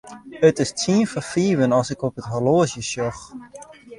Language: Western Frisian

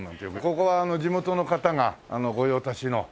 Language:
Japanese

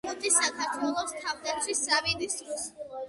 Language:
Georgian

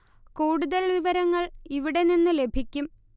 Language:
Malayalam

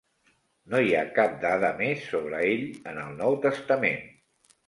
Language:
Catalan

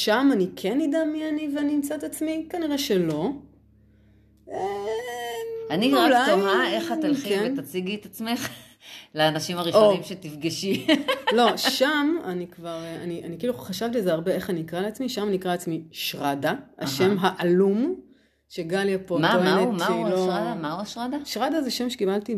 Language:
Hebrew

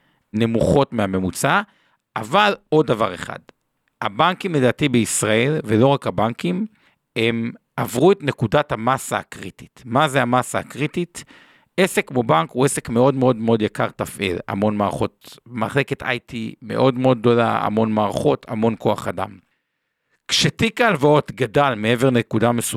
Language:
Hebrew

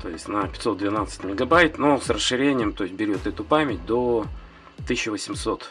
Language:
Russian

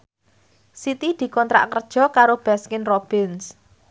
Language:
Javanese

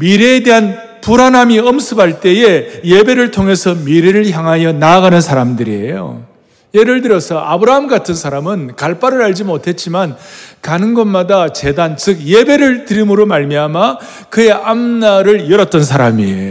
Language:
Korean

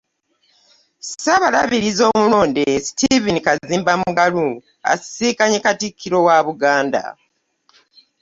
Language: Ganda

